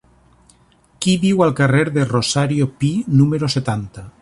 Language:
Catalan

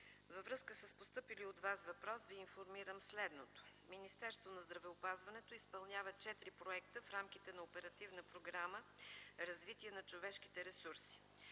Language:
Bulgarian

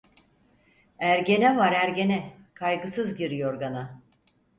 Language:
Turkish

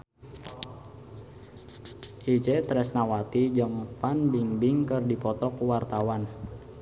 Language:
Sundanese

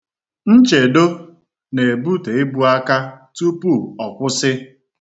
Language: Igbo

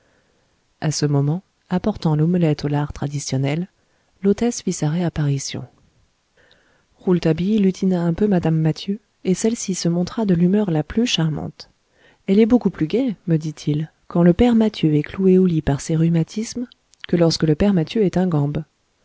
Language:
French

